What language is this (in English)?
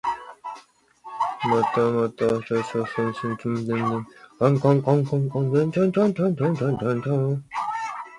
Chinese